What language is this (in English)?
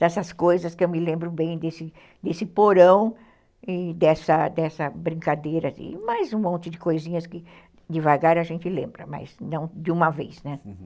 Portuguese